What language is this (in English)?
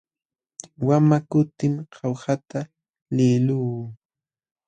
Jauja Wanca Quechua